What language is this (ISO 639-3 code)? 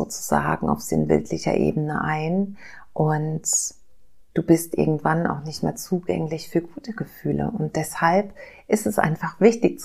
deu